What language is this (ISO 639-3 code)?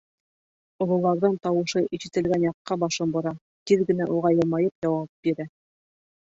bak